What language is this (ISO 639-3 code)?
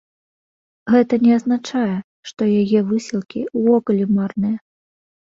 bel